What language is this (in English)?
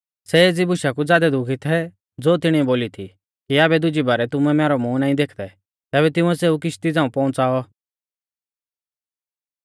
Mahasu Pahari